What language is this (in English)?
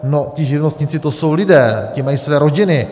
Czech